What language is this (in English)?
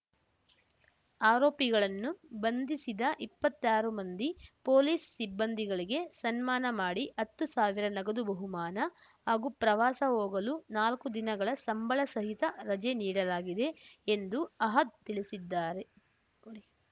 Kannada